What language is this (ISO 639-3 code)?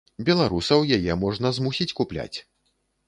bel